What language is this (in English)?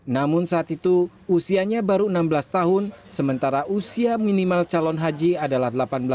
Indonesian